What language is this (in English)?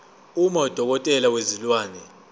Zulu